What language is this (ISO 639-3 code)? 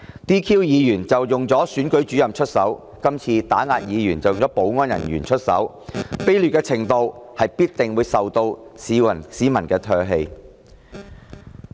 yue